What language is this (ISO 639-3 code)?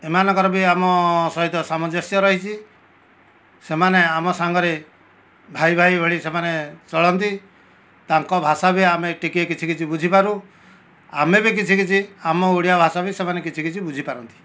ori